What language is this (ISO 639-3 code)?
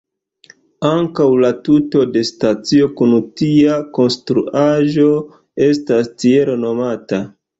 epo